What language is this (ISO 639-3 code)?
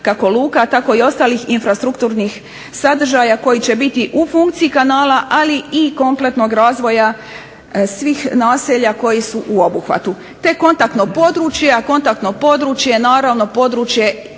hrv